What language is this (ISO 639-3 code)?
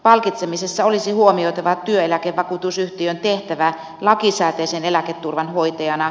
fin